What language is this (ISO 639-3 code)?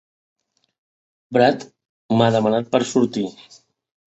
cat